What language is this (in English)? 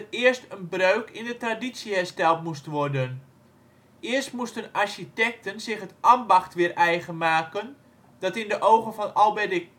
Dutch